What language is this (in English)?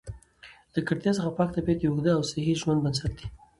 Pashto